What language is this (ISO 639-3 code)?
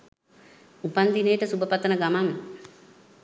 sin